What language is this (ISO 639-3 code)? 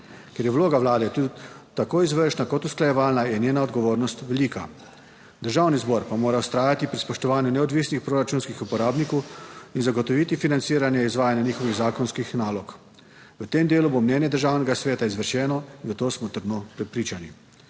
slv